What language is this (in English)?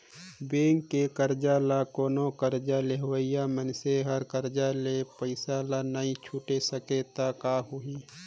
Chhattisgarhi